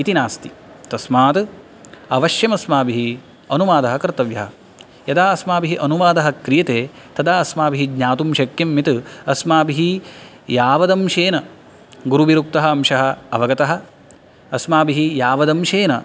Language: Sanskrit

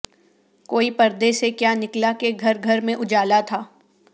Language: Urdu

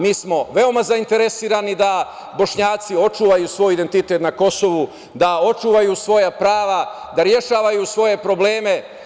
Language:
Serbian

